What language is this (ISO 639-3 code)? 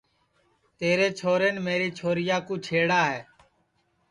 ssi